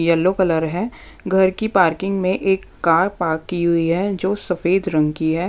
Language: Hindi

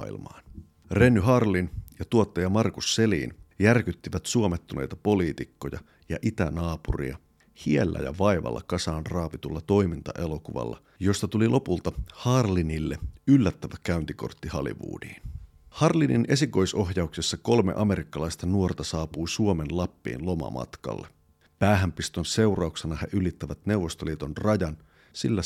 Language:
Finnish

